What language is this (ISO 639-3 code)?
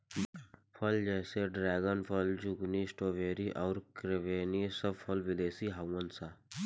bho